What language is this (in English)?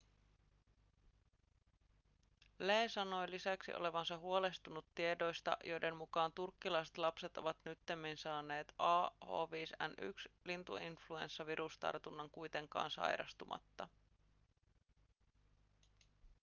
Finnish